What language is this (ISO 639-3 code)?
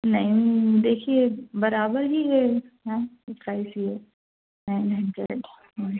urd